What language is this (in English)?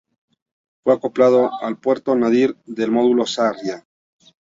Spanish